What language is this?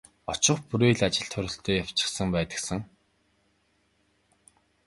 Mongolian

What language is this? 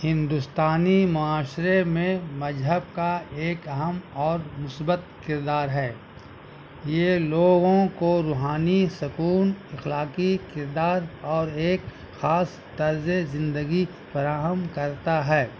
Urdu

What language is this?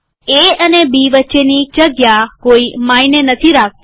Gujarati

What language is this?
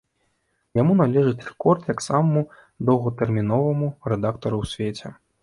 Belarusian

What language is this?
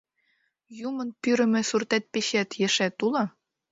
Mari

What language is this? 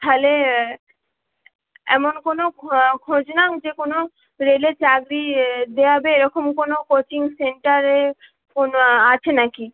Bangla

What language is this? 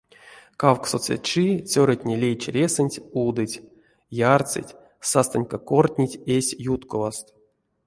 Erzya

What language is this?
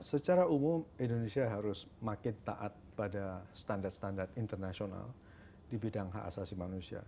Indonesian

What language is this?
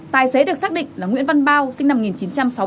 Vietnamese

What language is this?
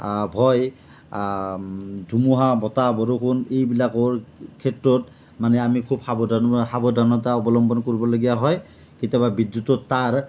Assamese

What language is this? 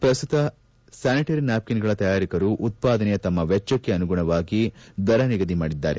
Kannada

